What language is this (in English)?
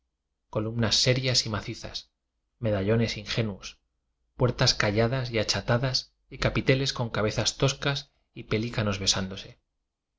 Spanish